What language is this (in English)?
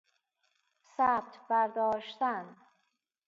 Persian